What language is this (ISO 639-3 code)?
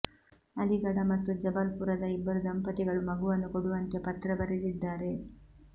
kan